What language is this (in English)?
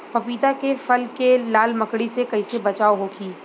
Bhojpuri